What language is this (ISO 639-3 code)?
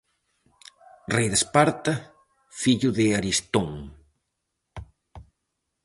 glg